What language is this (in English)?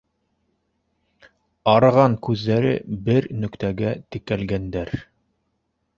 Bashkir